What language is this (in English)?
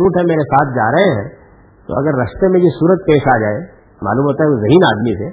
Urdu